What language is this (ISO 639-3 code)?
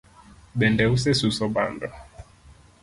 luo